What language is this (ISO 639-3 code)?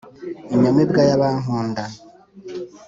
kin